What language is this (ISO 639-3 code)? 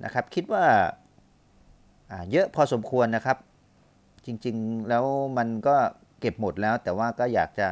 tha